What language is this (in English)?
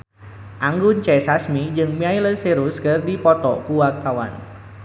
Sundanese